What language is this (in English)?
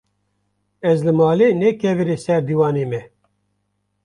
Kurdish